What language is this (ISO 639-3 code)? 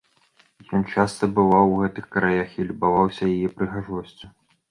bel